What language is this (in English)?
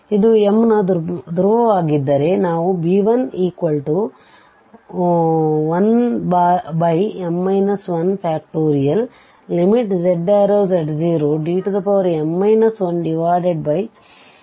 Kannada